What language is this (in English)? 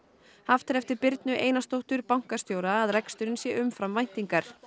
Icelandic